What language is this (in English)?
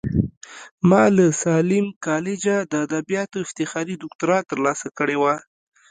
Pashto